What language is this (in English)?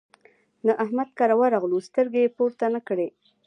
Pashto